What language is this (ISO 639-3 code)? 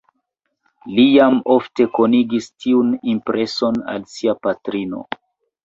epo